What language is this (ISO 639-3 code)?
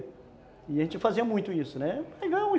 por